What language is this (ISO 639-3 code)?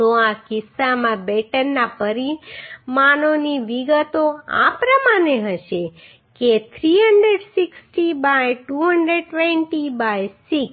guj